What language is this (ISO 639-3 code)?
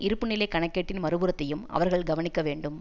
tam